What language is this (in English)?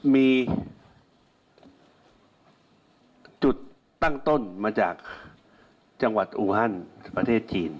Thai